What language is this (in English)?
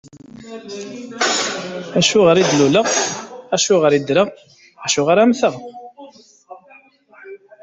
Kabyle